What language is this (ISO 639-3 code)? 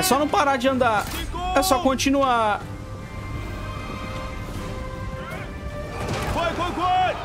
por